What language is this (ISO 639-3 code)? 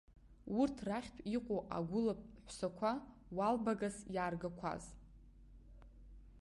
abk